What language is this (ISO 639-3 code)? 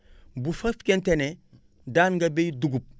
wol